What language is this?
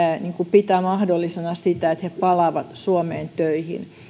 Finnish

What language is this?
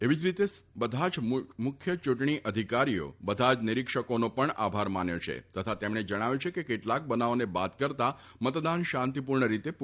Gujarati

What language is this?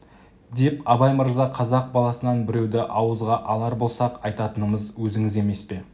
Kazakh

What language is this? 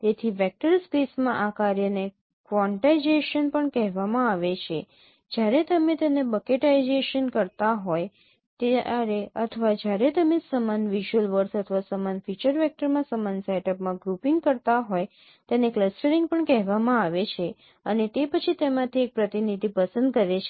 Gujarati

